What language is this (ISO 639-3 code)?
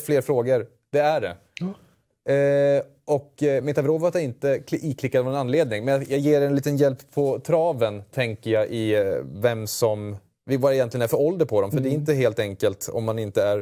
swe